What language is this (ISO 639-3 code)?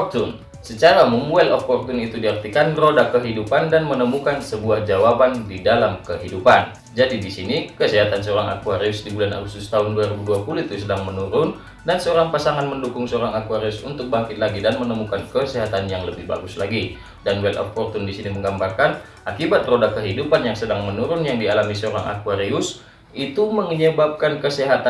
ind